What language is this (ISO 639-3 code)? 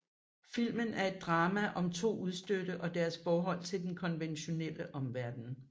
dan